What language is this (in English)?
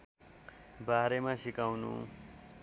Nepali